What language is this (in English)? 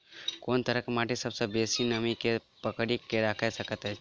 Maithili